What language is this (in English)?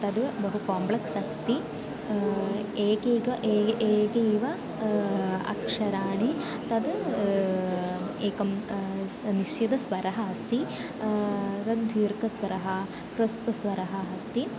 Sanskrit